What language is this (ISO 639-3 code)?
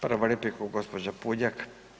hrv